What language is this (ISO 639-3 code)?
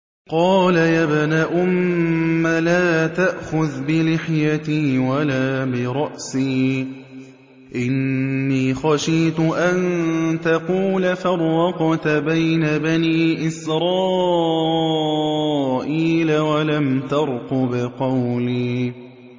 ara